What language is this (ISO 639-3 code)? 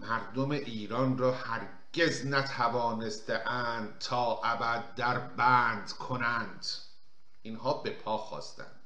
fas